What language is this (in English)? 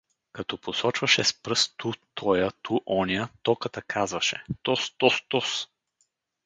Bulgarian